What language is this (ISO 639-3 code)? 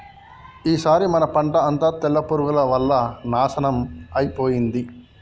tel